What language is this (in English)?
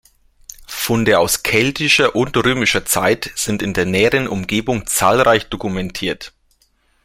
German